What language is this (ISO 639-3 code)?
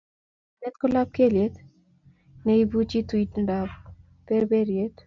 kln